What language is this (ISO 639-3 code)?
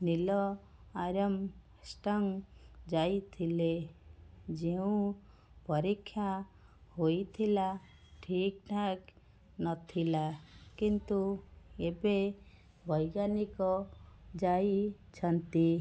ori